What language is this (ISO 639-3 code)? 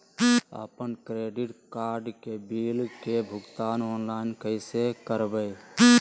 mag